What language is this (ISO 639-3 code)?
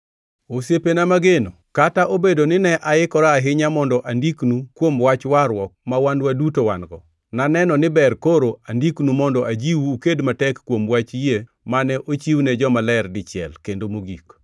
luo